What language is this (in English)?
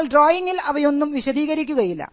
Malayalam